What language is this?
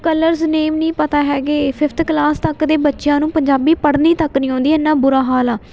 Punjabi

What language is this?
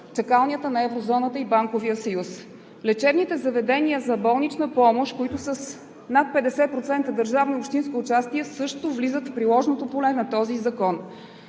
Bulgarian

